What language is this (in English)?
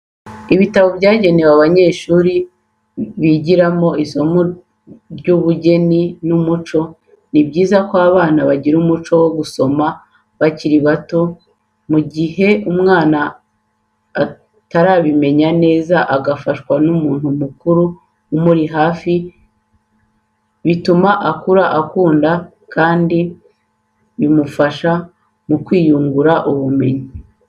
Kinyarwanda